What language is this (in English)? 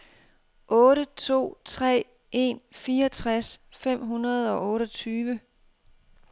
Danish